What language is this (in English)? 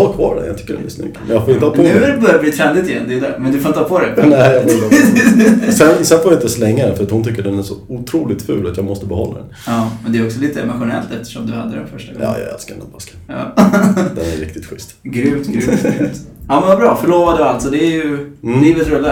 Swedish